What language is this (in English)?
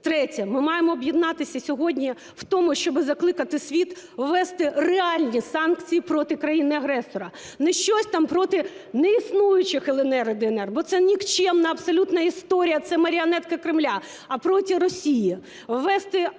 Ukrainian